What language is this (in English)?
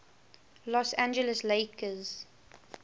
English